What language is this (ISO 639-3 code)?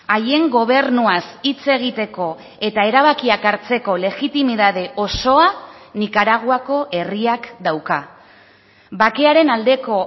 eus